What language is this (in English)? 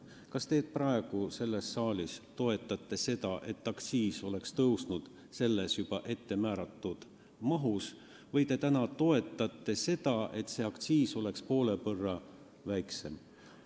Estonian